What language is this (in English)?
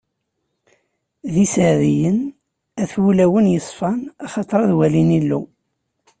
Kabyle